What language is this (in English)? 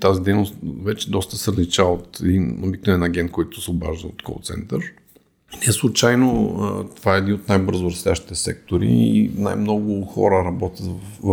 Bulgarian